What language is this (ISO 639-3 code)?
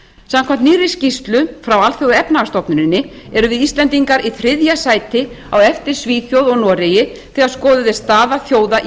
isl